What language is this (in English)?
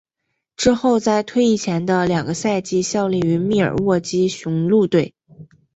Chinese